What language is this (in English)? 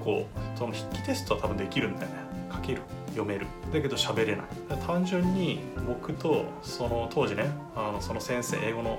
Japanese